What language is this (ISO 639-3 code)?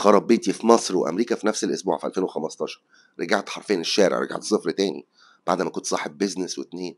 ara